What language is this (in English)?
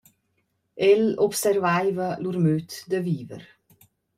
Romansh